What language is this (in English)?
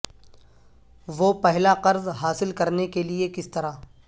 Urdu